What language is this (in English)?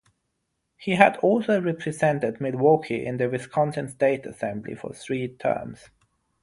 English